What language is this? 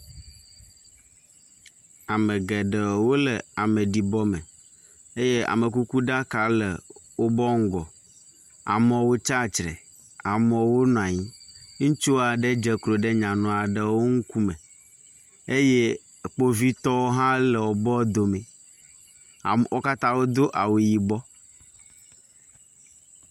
Ewe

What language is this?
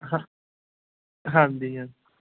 Punjabi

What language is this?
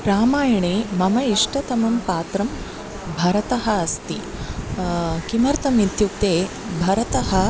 Sanskrit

